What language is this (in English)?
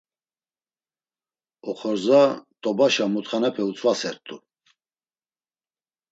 Laz